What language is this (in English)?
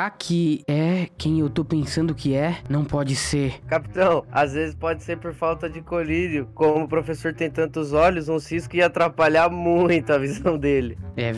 Portuguese